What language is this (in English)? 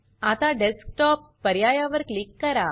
Marathi